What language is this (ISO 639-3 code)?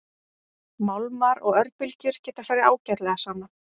isl